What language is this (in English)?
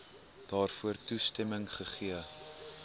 Afrikaans